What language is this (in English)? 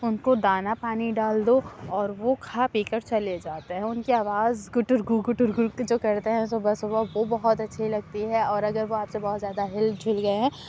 Urdu